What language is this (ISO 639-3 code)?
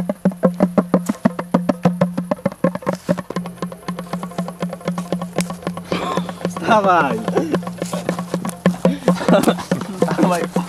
pol